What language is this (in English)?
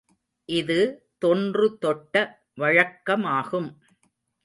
Tamil